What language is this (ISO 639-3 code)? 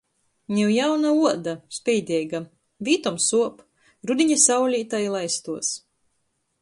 ltg